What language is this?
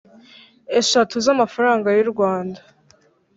Kinyarwanda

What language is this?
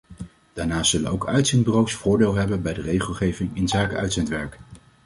Dutch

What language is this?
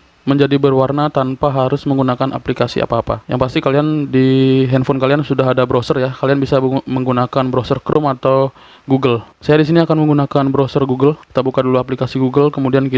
Indonesian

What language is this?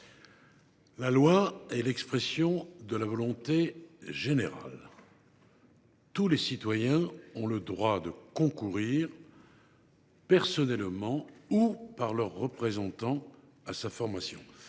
French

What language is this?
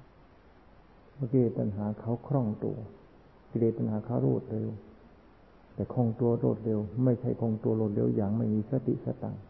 Thai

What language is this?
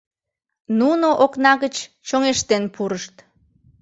Mari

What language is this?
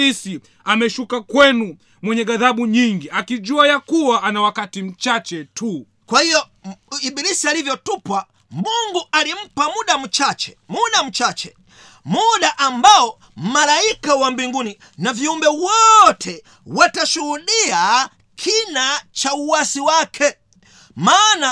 Swahili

